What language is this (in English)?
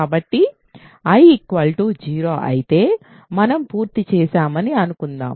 Telugu